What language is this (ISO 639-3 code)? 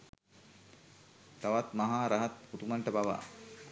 sin